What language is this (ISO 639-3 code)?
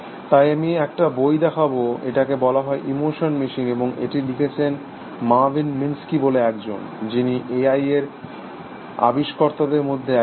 ben